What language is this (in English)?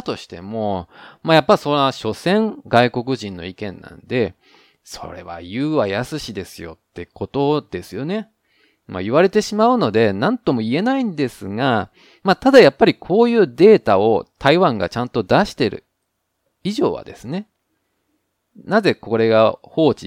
Japanese